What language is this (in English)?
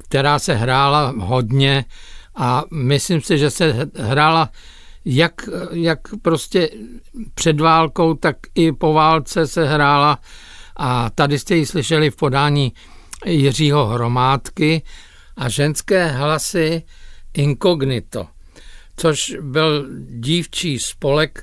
Czech